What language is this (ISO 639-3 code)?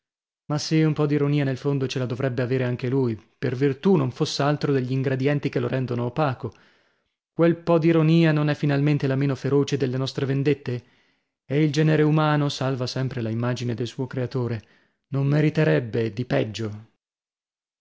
ita